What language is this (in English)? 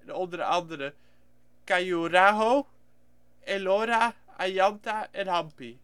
Dutch